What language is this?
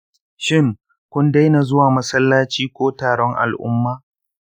Hausa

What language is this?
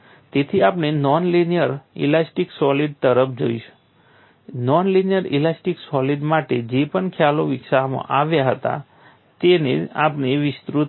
Gujarati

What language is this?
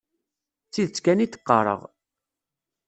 Kabyle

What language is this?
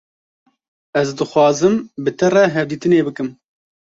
Kurdish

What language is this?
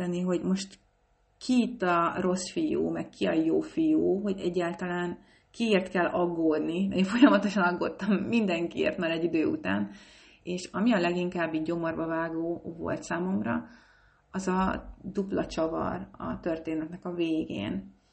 Hungarian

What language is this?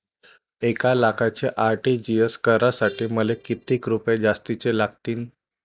Marathi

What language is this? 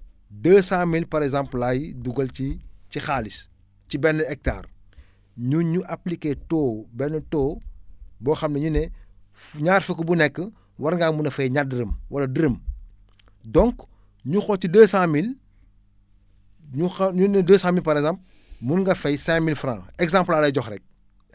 Wolof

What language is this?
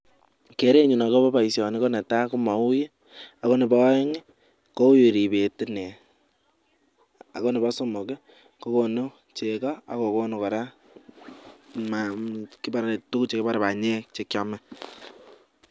Kalenjin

